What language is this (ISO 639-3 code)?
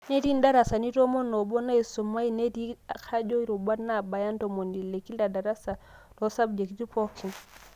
mas